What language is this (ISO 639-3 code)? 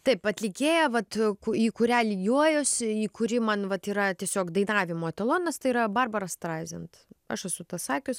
lit